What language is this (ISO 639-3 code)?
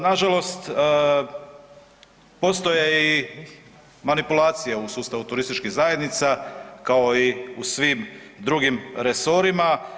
hrv